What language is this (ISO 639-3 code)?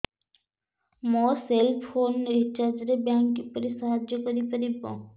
ori